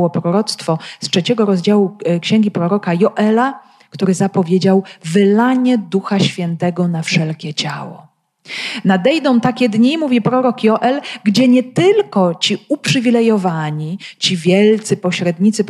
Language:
Polish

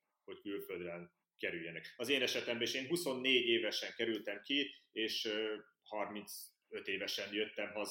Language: Hungarian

